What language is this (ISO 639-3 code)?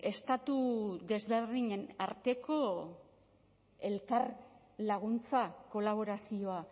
eus